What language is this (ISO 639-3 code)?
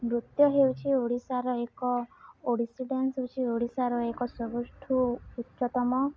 ori